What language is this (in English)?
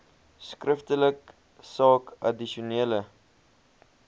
Afrikaans